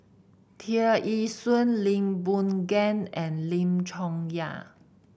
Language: English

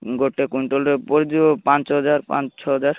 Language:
Odia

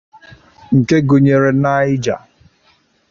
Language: Igbo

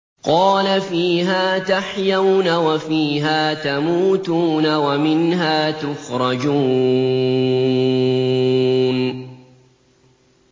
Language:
Arabic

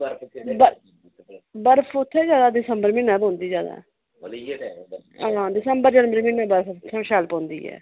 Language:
Dogri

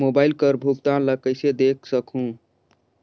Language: Chhattisgarhi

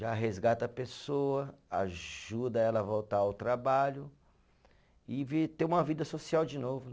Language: Portuguese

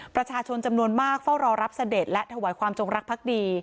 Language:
Thai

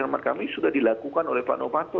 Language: Indonesian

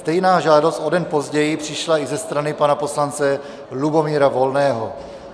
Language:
Czech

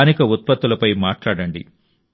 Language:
Telugu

